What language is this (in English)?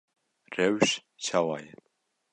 Kurdish